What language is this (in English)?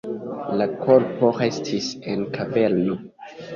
Esperanto